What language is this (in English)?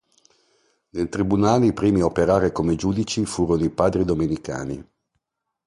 Italian